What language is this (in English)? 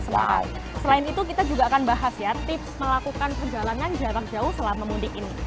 Indonesian